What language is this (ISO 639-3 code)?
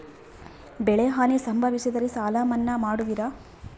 kan